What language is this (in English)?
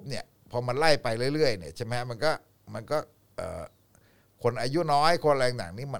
Thai